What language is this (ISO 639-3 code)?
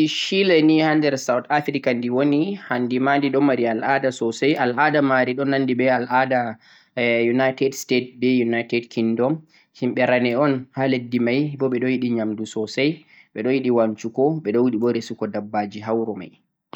fuq